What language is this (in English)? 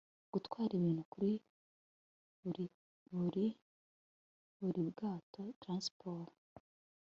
Kinyarwanda